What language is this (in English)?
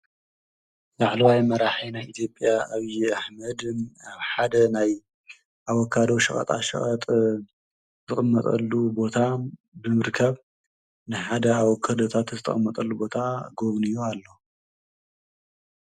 Tigrinya